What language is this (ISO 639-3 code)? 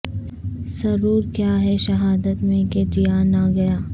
urd